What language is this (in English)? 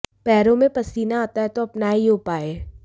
Hindi